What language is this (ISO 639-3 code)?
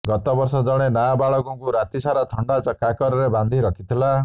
ori